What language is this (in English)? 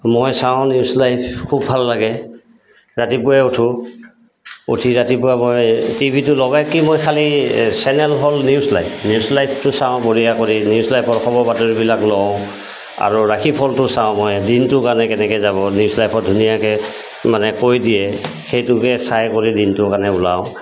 Assamese